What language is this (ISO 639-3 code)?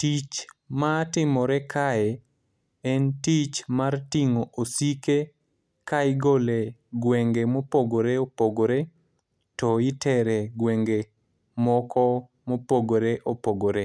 luo